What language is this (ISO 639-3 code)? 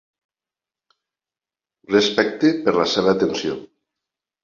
cat